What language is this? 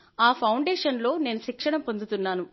Telugu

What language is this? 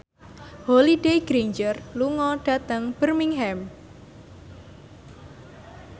Javanese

